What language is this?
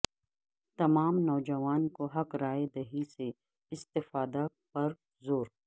Urdu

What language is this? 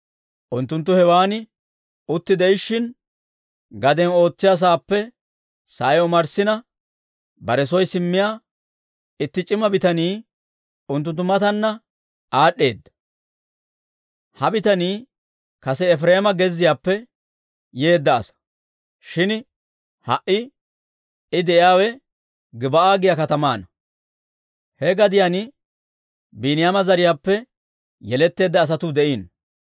Dawro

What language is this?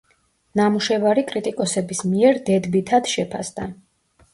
Georgian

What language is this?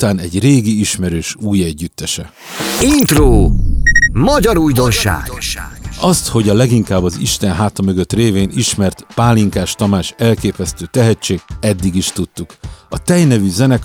Hungarian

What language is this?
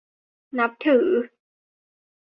Thai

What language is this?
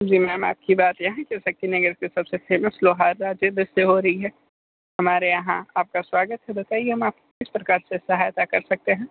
Hindi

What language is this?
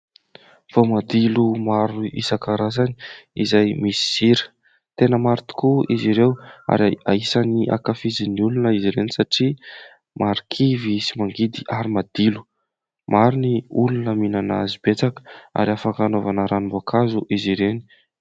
Malagasy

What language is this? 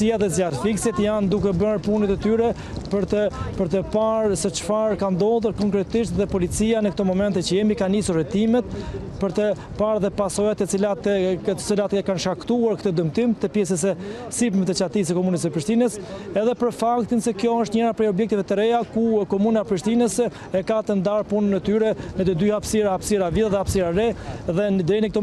Romanian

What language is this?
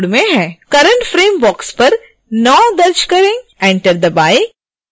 Hindi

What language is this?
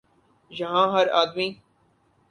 Urdu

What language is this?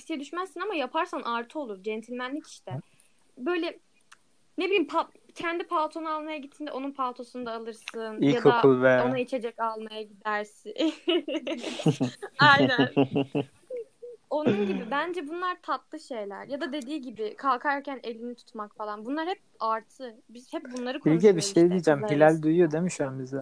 Turkish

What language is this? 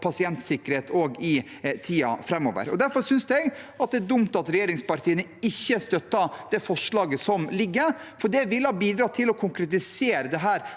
Norwegian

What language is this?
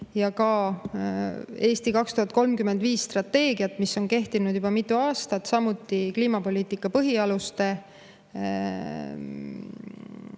Estonian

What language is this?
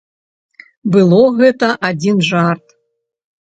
Belarusian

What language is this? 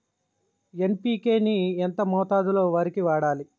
Telugu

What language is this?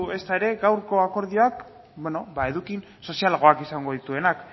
Basque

